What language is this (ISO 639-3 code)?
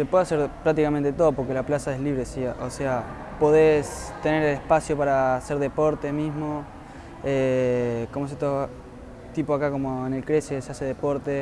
spa